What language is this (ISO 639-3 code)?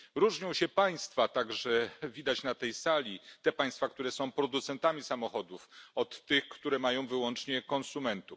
pol